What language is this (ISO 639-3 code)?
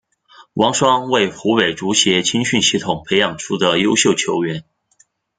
zho